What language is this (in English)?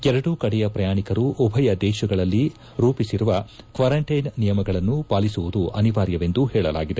Kannada